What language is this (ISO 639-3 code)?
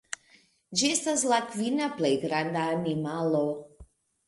epo